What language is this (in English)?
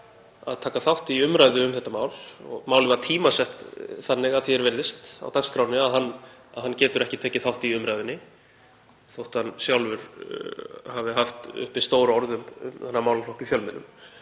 Icelandic